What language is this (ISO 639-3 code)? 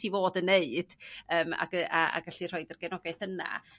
cym